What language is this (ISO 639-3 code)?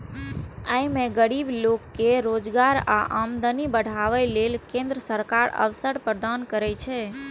mai